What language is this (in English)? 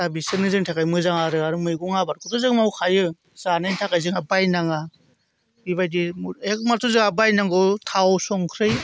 Bodo